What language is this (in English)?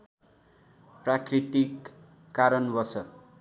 Nepali